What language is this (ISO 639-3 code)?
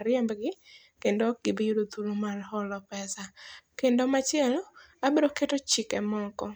luo